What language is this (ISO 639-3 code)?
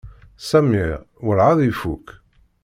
kab